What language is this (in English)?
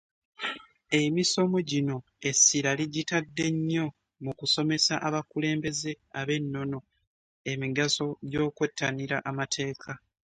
Ganda